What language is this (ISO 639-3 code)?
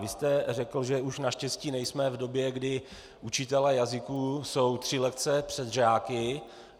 ces